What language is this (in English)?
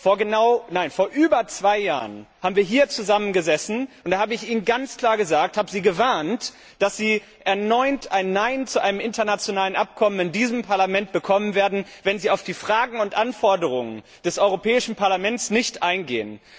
German